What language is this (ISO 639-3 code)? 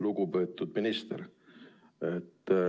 est